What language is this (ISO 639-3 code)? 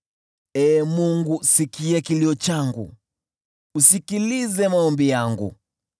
swa